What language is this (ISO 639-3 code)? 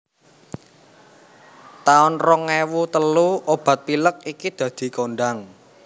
jav